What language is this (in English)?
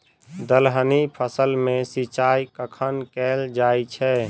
Maithili